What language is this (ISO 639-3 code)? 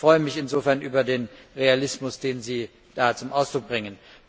deu